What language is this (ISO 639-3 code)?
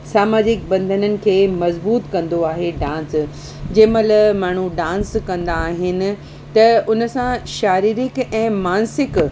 snd